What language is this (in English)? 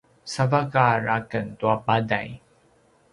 Paiwan